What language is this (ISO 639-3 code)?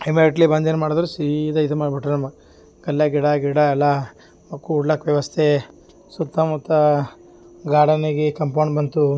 kan